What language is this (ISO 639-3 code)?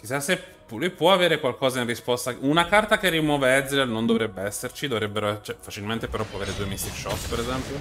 ita